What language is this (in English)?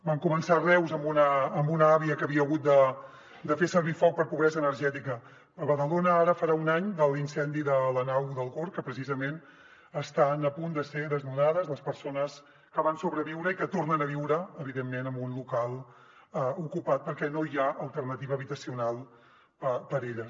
Catalan